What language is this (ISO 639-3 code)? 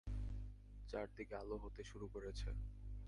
ben